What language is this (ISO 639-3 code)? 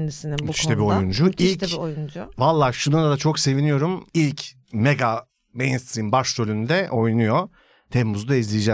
tur